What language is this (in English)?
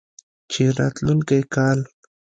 Pashto